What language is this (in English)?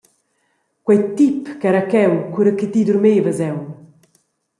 Romansh